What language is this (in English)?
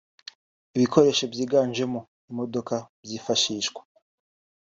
Kinyarwanda